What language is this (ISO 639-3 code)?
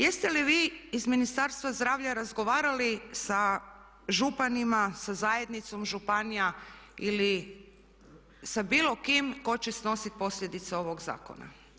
hrv